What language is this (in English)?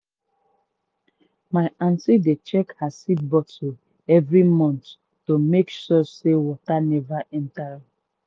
Nigerian Pidgin